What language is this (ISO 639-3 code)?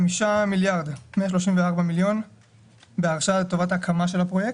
heb